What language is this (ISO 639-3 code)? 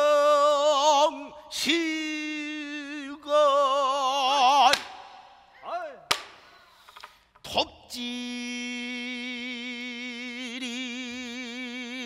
kor